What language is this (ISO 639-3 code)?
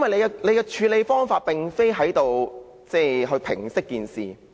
yue